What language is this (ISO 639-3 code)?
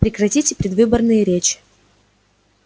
rus